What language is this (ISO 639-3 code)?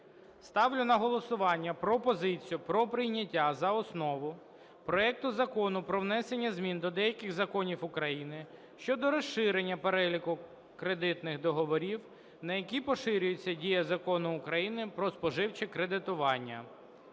ukr